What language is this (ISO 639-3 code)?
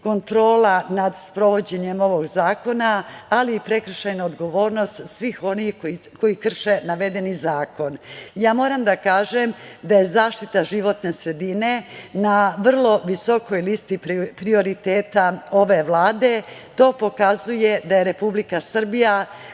srp